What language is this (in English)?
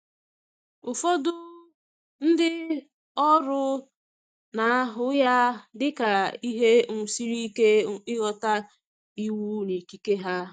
Igbo